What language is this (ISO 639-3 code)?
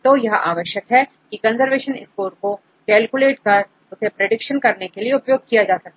hin